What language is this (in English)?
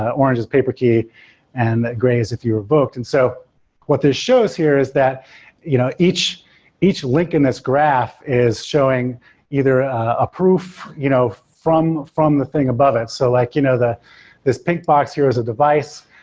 English